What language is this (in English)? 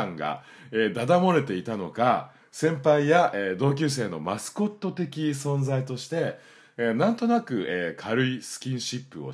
Japanese